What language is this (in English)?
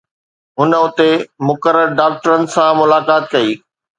Sindhi